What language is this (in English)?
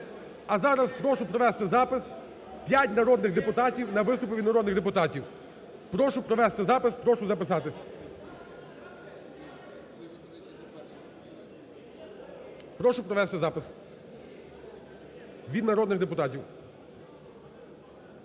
Ukrainian